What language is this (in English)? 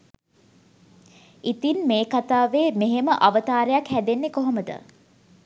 Sinhala